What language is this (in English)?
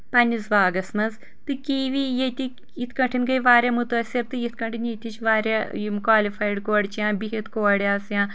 Kashmiri